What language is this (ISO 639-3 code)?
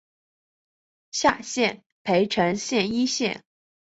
zho